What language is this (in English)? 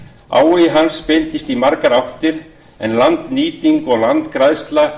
Icelandic